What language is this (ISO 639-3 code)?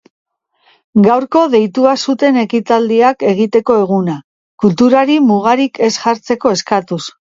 eus